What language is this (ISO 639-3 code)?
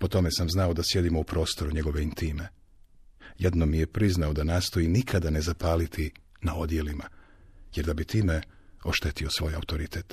hrv